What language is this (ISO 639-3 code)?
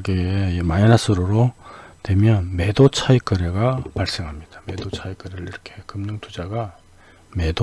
kor